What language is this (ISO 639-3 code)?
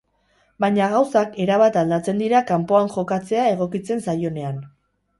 eus